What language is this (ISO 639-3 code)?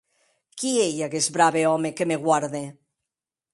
oci